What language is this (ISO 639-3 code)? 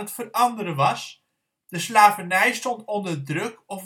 nld